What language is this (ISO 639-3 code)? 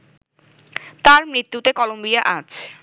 ben